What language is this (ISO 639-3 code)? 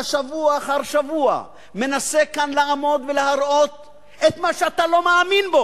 heb